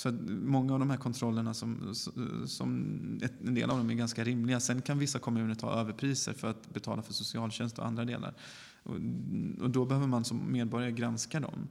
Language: Swedish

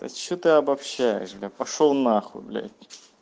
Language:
Russian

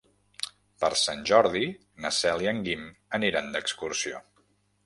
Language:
Catalan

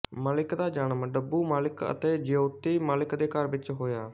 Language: Punjabi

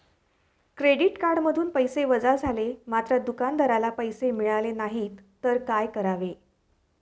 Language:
Marathi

